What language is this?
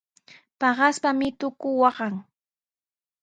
Sihuas Ancash Quechua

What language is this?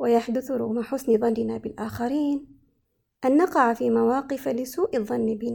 Arabic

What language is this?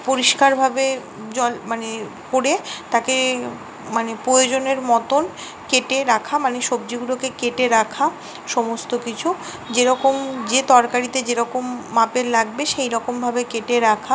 Bangla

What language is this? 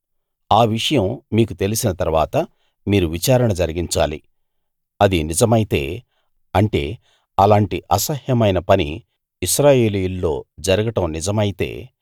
Telugu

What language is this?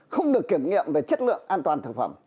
Vietnamese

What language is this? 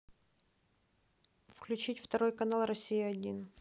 Russian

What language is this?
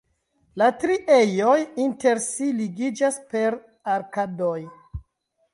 Esperanto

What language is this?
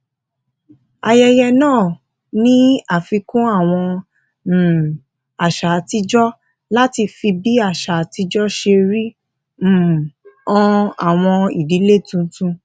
Yoruba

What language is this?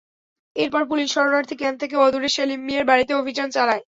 Bangla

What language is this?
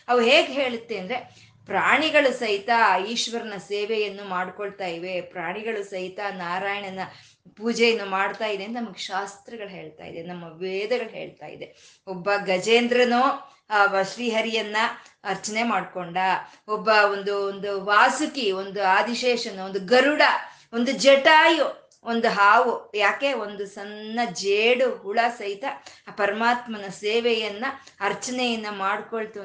Kannada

